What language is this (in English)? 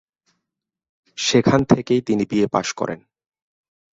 Bangla